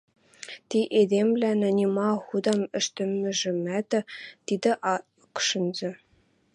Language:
Western Mari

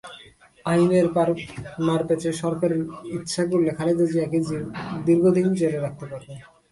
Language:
Bangla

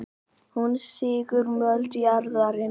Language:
Icelandic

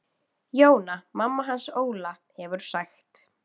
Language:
Icelandic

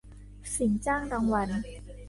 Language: Thai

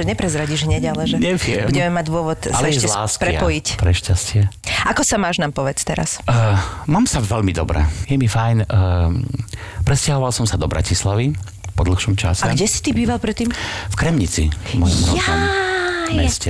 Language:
Slovak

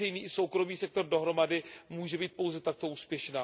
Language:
Czech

